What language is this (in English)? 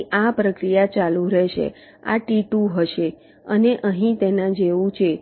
Gujarati